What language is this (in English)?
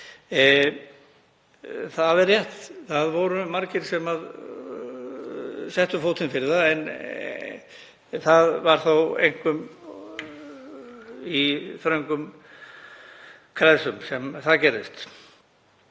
Icelandic